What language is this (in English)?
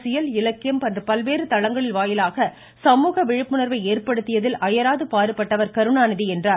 Tamil